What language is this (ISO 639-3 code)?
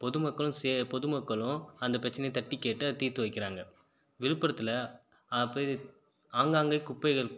tam